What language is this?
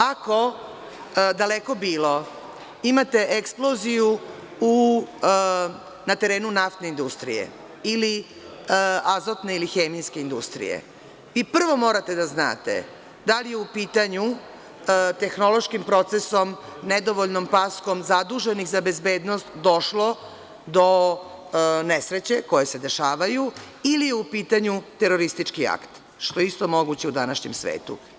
Serbian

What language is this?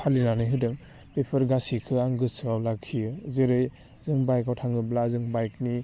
Bodo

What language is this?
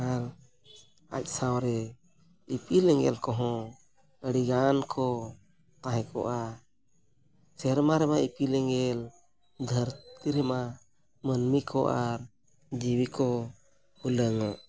Santali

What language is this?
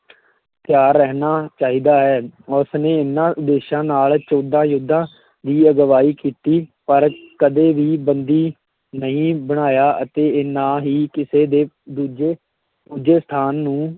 Punjabi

